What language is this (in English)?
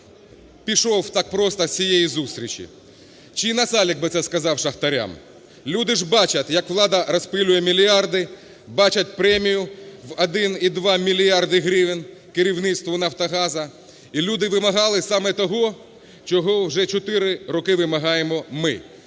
Ukrainian